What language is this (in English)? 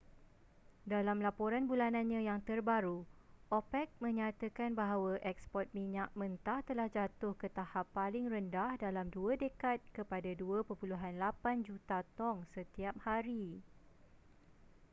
Malay